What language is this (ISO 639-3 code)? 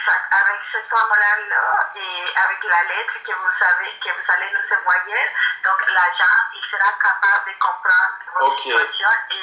fra